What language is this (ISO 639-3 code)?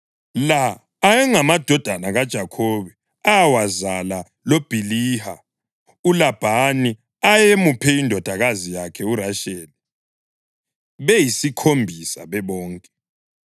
nde